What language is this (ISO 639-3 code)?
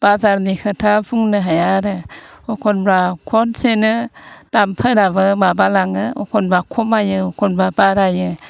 brx